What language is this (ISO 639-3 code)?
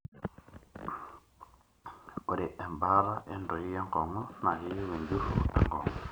mas